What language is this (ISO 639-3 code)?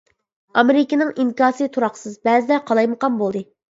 uig